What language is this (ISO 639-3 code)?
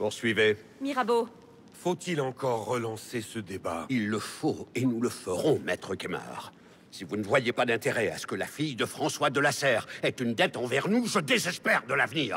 fra